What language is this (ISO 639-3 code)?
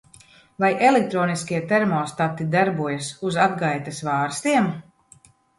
lav